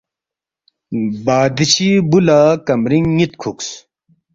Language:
Balti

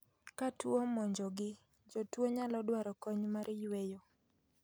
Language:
Luo (Kenya and Tanzania)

